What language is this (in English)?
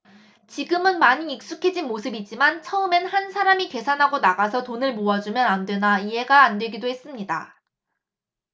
Korean